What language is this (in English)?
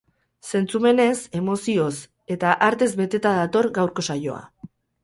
Basque